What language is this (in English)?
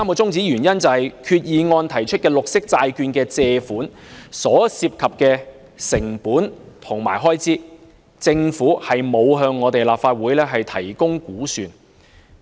Cantonese